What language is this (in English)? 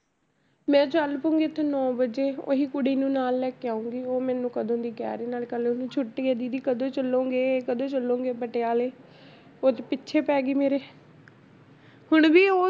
Punjabi